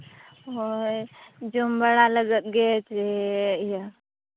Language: Santali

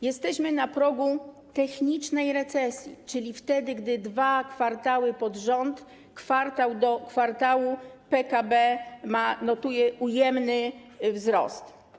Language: Polish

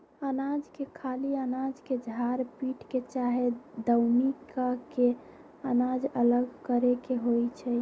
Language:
Magahi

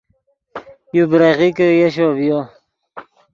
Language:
Yidgha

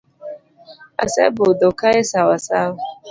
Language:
Luo (Kenya and Tanzania)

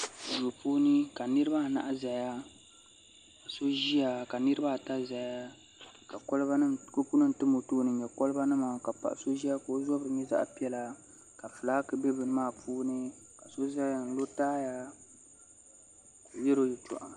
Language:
Dagbani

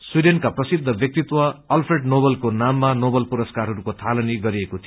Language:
Nepali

